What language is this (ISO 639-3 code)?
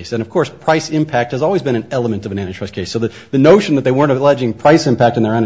eng